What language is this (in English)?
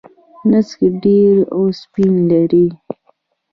Pashto